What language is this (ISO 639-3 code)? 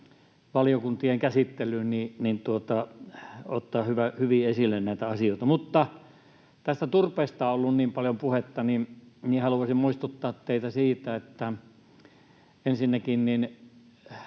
fin